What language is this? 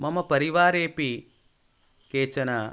Sanskrit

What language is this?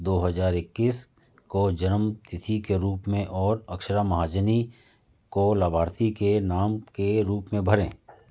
Hindi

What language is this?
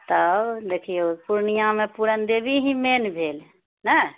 Maithili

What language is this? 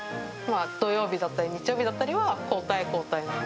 Japanese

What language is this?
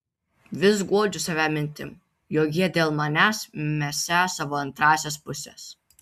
Lithuanian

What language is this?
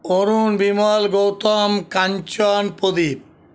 Bangla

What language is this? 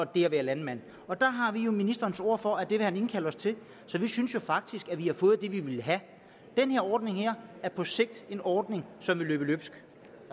Danish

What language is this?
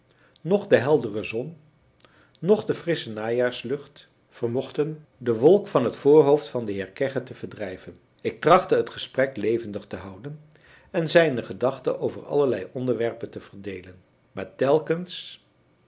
Dutch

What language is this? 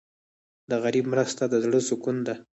Pashto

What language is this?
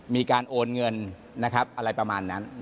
Thai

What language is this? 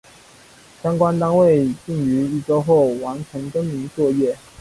Chinese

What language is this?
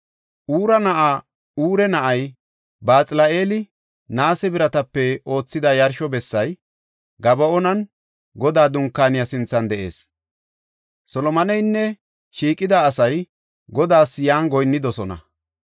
Gofa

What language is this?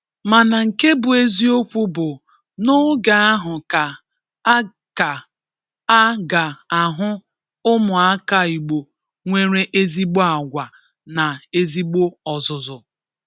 Igbo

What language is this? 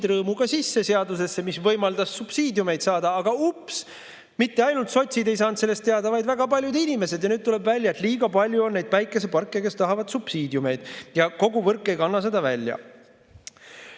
Estonian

